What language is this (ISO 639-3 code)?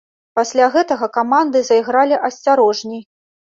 bel